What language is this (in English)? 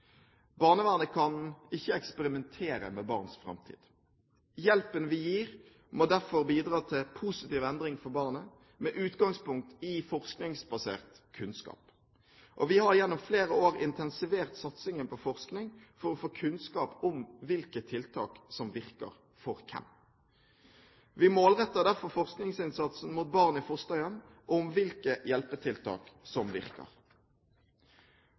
Norwegian Bokmål